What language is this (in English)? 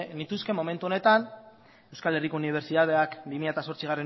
Basque